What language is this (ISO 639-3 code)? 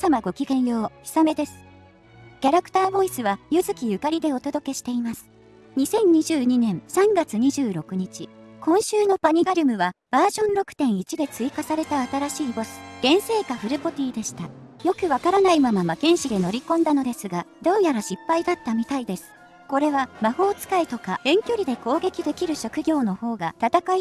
jpn